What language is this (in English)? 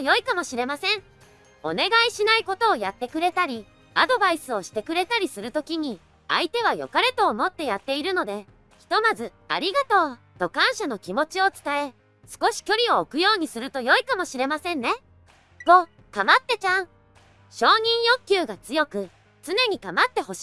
Japanese